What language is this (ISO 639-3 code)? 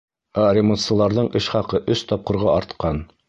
bak